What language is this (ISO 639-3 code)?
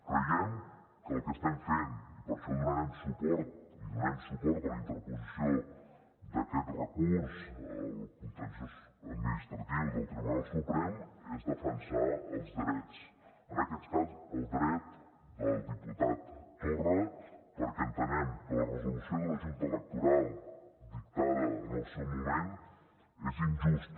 cat